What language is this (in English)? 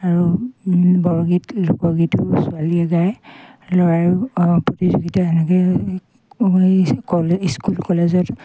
Assamese